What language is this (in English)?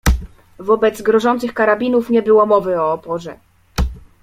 Polish